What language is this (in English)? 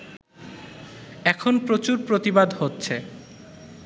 Bangla